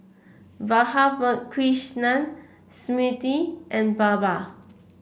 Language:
English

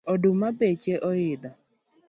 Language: Luo (Kenya and Tanzania)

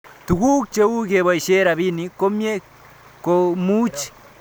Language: Kalenjin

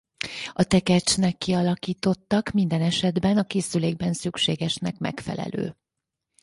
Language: Hungarian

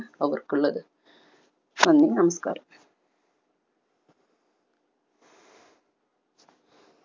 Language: Malayalam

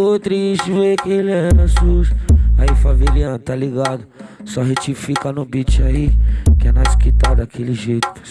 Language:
Portuguese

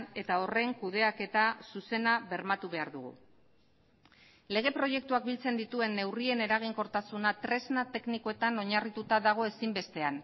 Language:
Basque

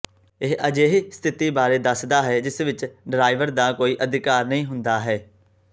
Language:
Punjabi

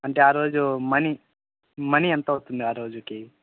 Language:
Telugu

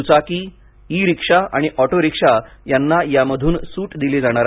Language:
Marathi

